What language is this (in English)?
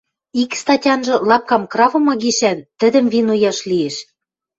Western Mari